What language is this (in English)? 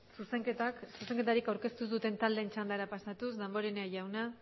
Basque